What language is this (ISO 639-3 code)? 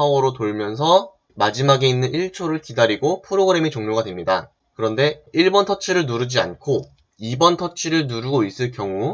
kor